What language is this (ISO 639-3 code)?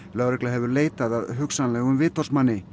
isl